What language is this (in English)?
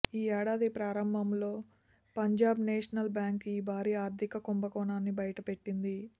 Telugu